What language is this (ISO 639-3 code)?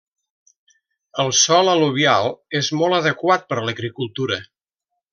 cat